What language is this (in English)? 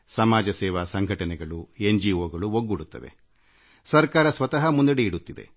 Kannada